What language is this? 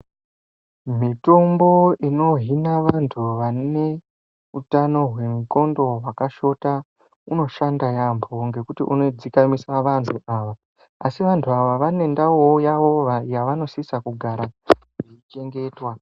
Ndau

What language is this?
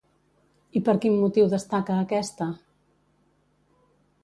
Catalan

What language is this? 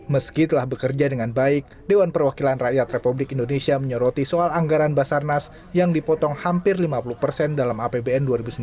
Indonesian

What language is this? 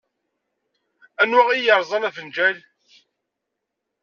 Kabyle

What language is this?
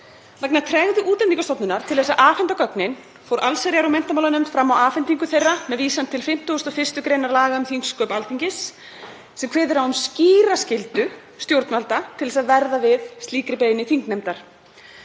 Icelandic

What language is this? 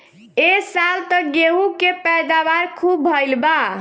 Bhojpuri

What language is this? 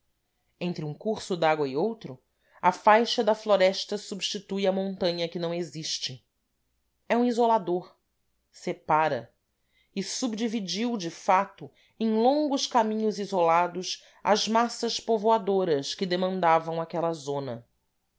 Portuguese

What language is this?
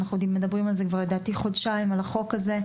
Hebrew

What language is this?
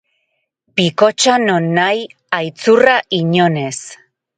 Basque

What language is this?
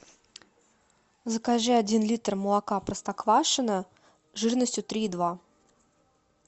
Russian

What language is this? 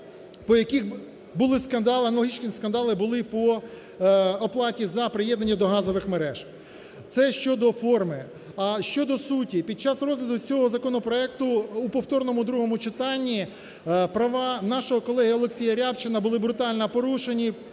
Ukrainian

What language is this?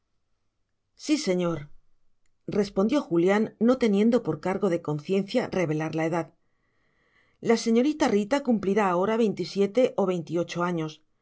Spanish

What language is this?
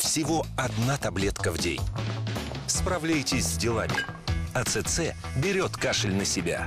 Russian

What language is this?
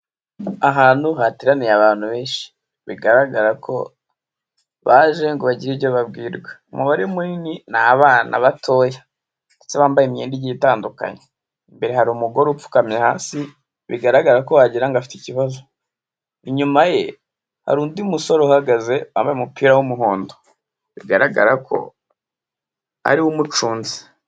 Kinyarwanda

